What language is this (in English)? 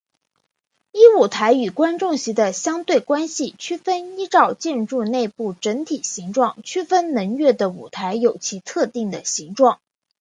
Chinese